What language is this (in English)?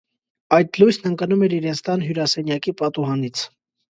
Armenian